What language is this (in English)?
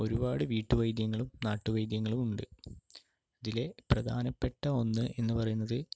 Malayalam